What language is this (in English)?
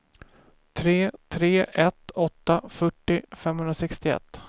Swedish